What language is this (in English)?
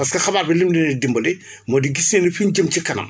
Wolof